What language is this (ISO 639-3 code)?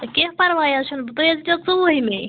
kas